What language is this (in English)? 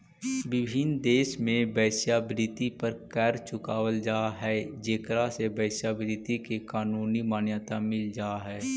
Magahi